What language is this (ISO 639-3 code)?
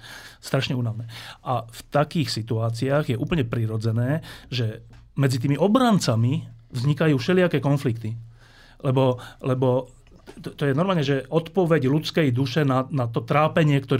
slk